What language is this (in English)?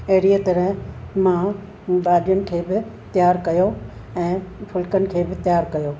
Sindhi